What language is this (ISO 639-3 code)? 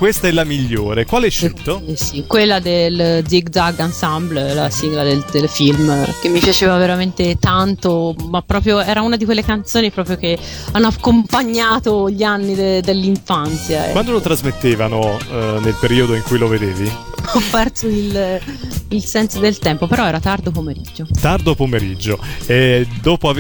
ita